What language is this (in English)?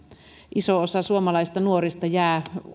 Finnish